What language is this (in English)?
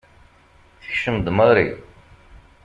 Kabyle